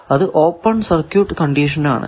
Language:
Malayalam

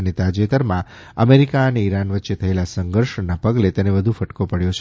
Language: Gujarati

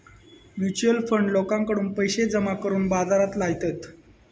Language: Marathi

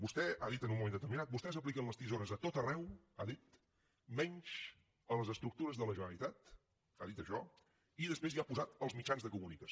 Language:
Catalan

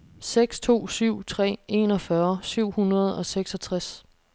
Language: Danish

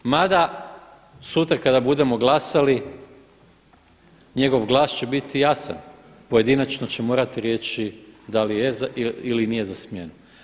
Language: Croatian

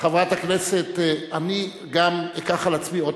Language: Hebrew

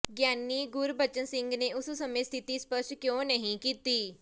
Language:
Punjabi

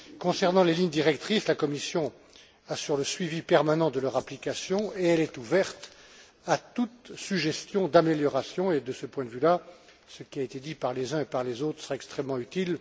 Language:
French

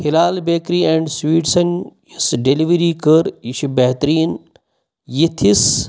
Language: Kashmiri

